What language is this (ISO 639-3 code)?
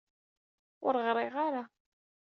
kab